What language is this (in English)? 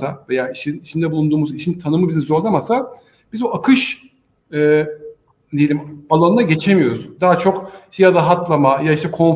Turkish